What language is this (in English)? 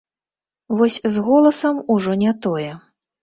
Belarusian